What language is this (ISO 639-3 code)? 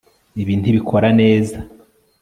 kin